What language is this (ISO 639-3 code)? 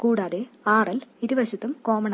mal